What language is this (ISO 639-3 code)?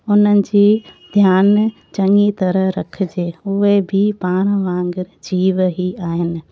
snd